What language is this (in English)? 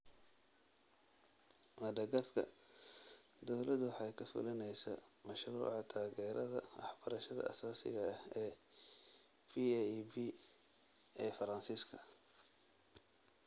Somali